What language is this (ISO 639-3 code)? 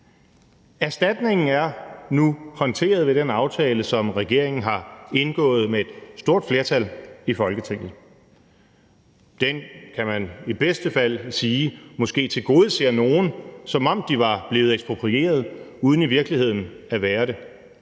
dan